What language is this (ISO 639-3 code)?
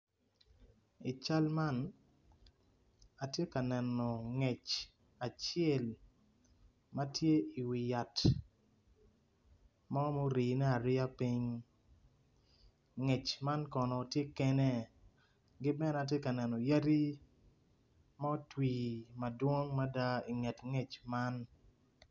ach